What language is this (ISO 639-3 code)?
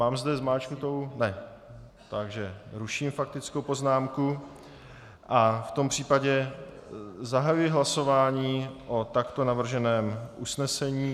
ces